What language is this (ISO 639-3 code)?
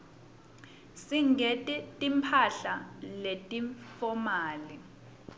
ssw